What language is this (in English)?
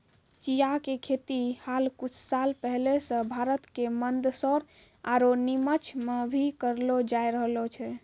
Maithili